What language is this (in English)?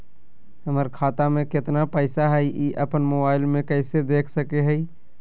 Magahi